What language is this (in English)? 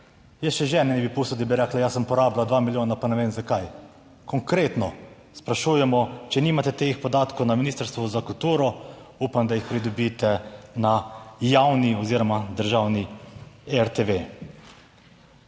Slovenian